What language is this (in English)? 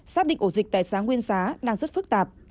Vietnamese